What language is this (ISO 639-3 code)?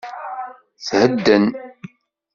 kab